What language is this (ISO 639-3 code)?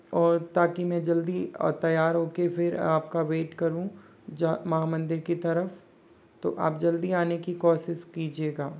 hin